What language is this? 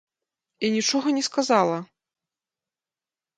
Belarusian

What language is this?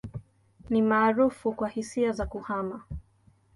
Swahili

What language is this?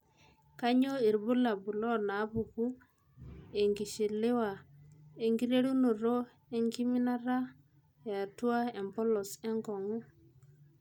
Masai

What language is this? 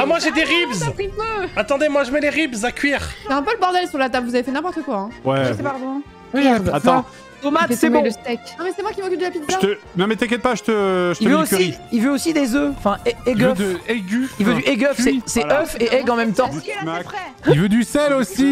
French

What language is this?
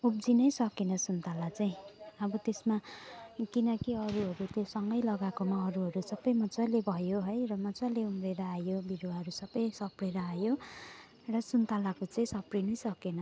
Nepali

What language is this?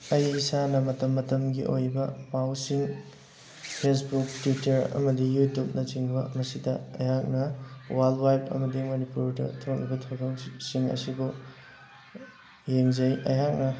Manipuri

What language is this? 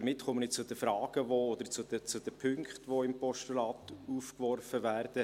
Swiss German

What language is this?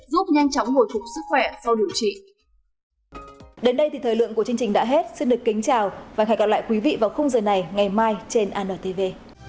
Vietnamese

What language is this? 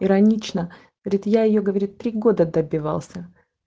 Russian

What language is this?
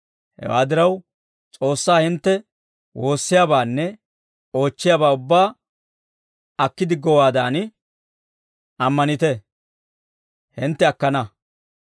Dawro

